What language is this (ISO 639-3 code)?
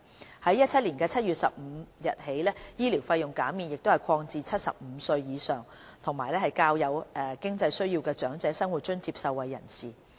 yue